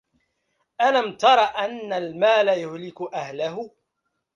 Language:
Arabic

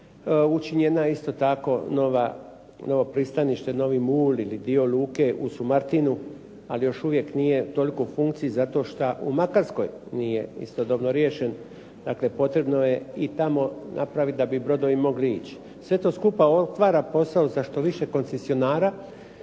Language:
Croatian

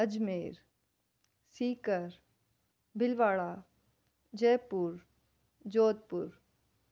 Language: Sindhi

